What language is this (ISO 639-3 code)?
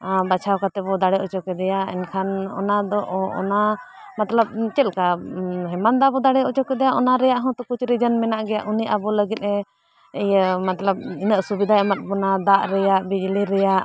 sat